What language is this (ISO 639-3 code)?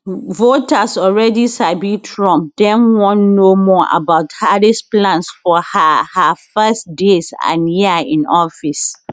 pcm